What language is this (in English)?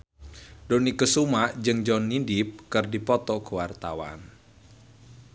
Sundanese